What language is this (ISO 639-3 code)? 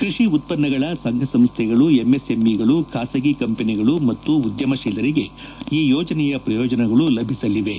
kan